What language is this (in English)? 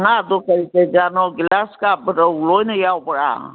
Manipuri